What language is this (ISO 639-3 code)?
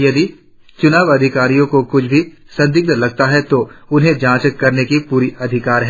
hin